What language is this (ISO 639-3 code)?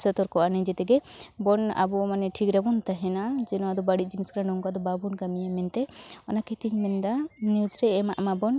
sat